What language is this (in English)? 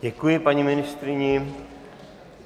Czech